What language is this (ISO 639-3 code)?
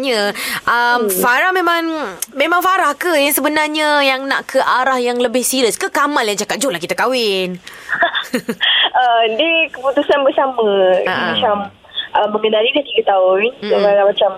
msa